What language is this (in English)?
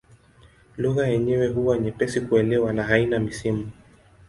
Swahili